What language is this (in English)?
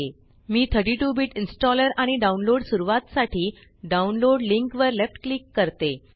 Marathi